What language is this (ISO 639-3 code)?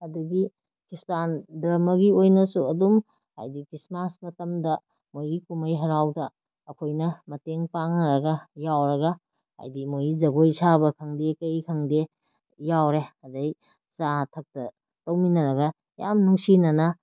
mni